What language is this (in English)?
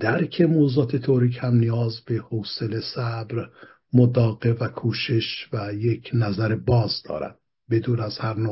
Persian